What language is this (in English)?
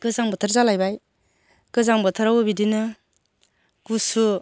Bodo